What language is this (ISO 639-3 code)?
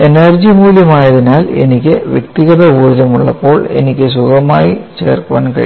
mal